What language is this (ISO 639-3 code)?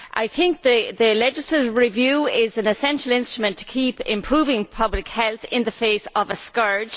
eng